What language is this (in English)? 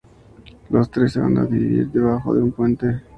Spanish